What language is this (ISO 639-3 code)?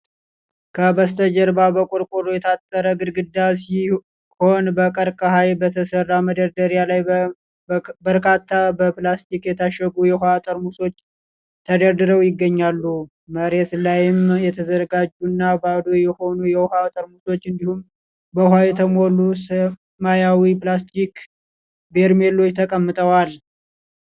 amh